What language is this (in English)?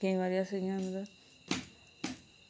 Dogri